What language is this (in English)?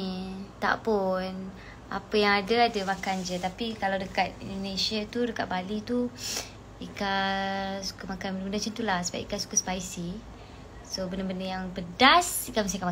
Malay